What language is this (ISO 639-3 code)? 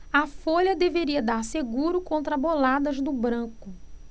por